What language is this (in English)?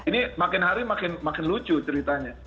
Indonesian